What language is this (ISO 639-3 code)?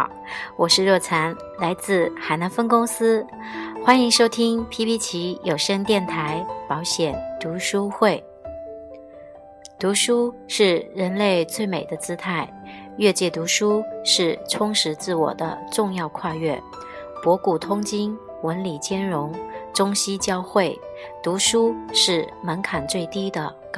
zho